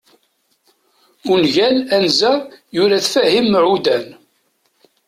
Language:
Kabyle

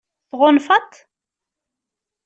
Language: Kabyle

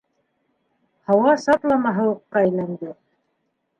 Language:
Bashkir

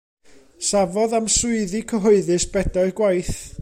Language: Welsh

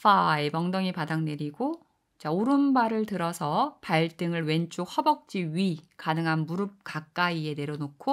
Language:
Korean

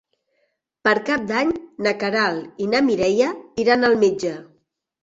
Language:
Catalan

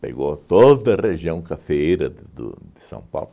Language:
Portuguese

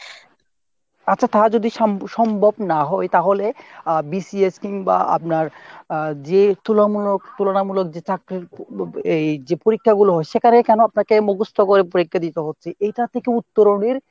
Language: Bangla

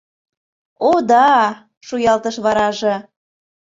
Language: Mari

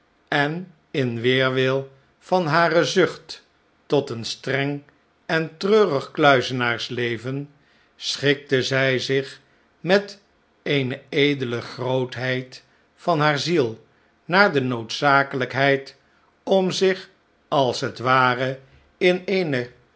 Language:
Dutch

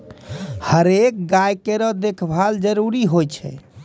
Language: Maithili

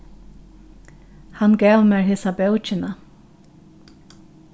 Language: Faroese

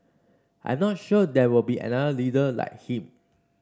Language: English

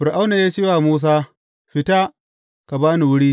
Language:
Hausa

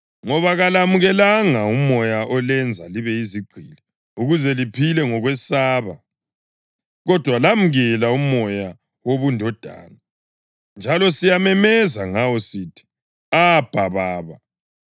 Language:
North Ndebele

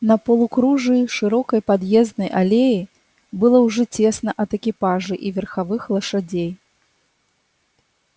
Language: Russian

